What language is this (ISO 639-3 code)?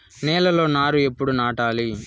tel